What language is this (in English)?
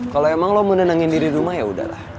Indonesian